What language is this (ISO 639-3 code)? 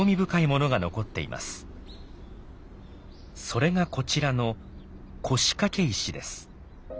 jpn